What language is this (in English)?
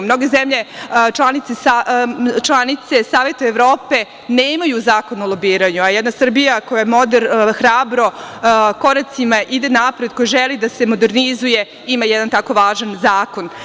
Serbian